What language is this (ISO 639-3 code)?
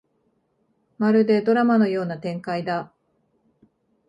jpn